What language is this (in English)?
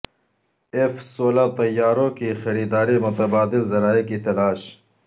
Urdu